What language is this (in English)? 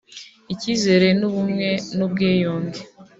Kinyarwanda